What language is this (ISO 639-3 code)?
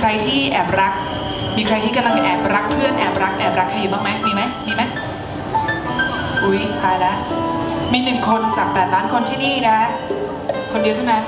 tha